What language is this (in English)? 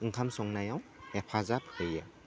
Bodo